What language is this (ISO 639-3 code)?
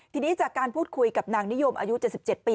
tha